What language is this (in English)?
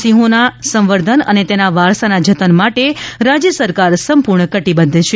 Gujarati